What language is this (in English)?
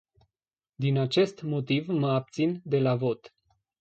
Romanian